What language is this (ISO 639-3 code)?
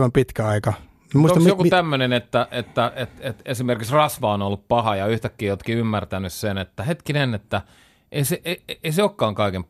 fin